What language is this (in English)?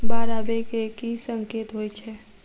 Maithili